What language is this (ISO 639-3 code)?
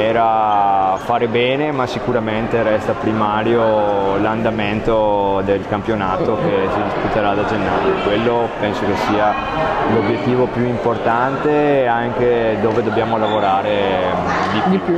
ita